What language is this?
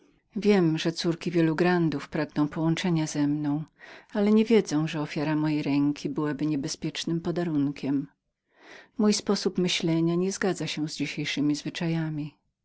Polish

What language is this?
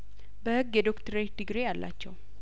Amharic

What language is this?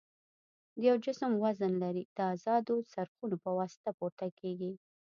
Pashto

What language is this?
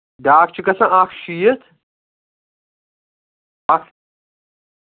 Kashmiri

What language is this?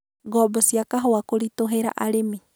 Kikuyu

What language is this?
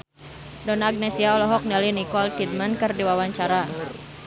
Sundanese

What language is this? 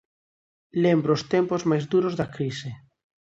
Galician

